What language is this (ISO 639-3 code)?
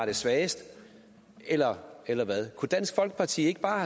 dan